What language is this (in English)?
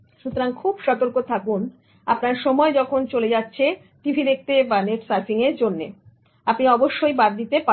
Bangla